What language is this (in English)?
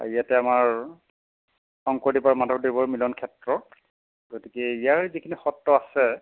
Assamese